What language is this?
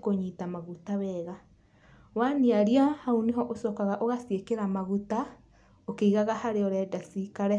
Kikuyu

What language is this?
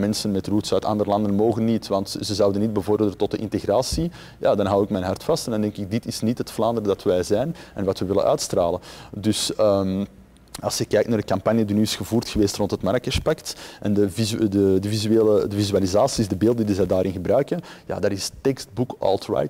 Dutch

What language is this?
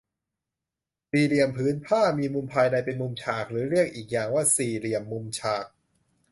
Thai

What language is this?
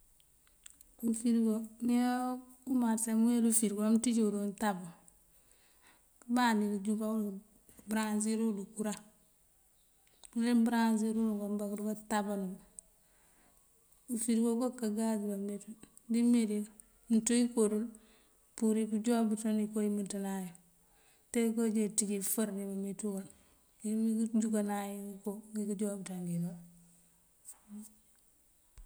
Mandjak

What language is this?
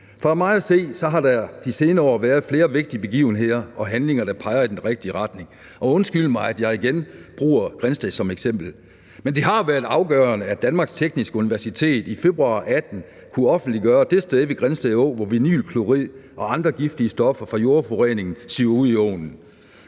Danish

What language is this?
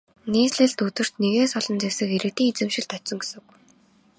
Mongolian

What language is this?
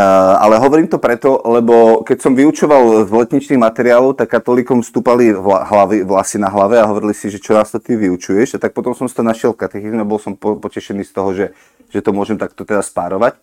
Slovak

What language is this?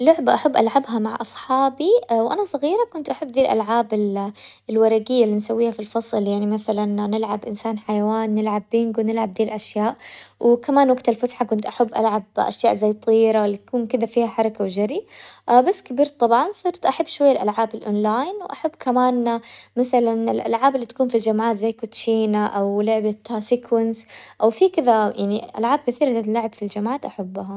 Hijazi Arabic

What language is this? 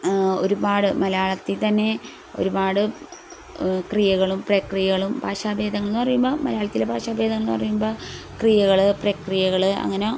Malayalam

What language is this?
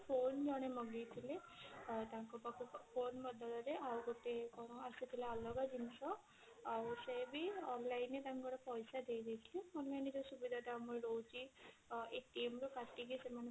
Odia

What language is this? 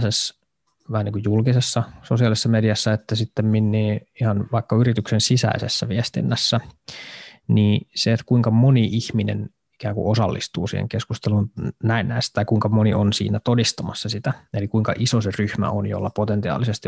Finnish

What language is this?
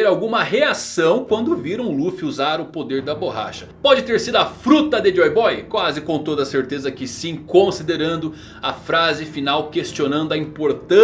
Portuguese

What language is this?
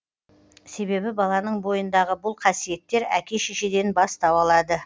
Kazakh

